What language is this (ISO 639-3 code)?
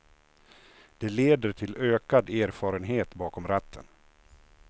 swe